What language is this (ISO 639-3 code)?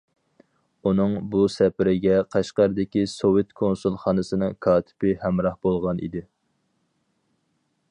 uig